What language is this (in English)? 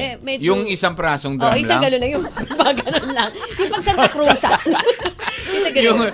Filipino